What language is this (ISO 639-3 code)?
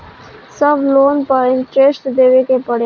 bho